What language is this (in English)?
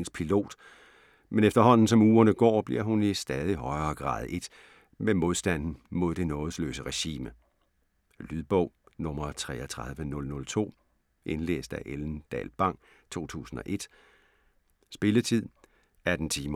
Danish